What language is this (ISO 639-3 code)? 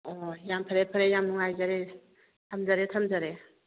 mni